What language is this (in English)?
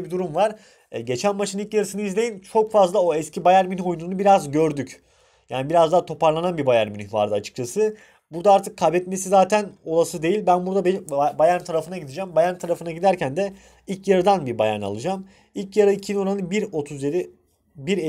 Turkish